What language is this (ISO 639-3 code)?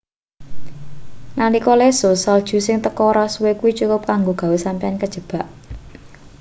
jav